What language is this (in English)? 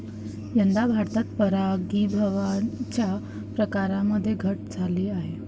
Marathi